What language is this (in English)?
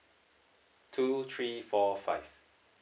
English